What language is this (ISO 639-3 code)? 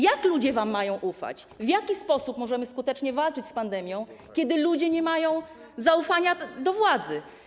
pol